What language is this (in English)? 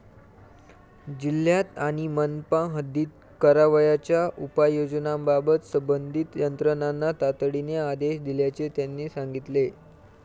Marathi